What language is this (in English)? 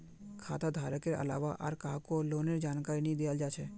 Magahi